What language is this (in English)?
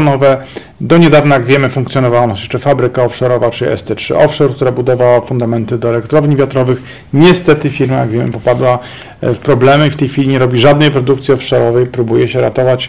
Polish